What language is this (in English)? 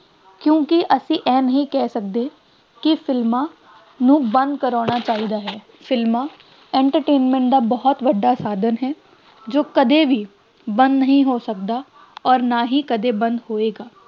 Punjabi